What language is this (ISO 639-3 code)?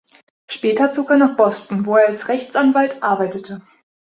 deu